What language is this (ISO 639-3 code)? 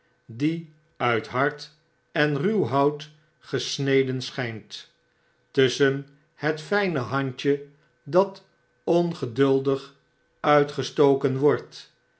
nld